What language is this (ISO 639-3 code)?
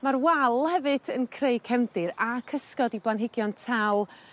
cym